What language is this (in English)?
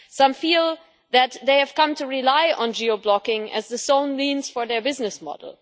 English